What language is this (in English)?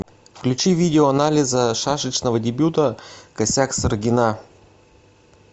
Russian